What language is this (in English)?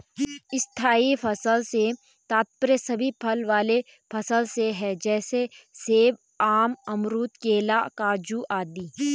Hindi